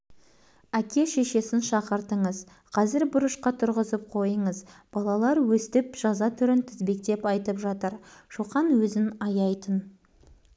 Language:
Kazakh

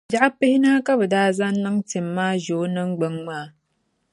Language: Dagbani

